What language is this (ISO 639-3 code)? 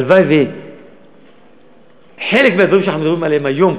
heb